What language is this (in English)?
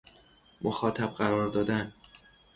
Persian